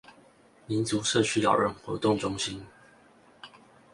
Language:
Chinese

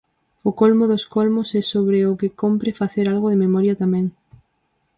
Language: Galician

